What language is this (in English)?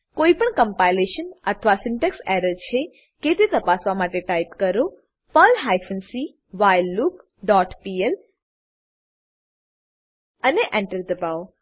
Gujarati